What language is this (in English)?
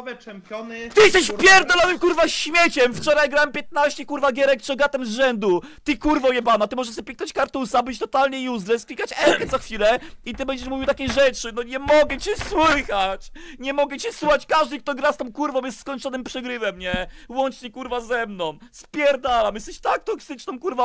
Polish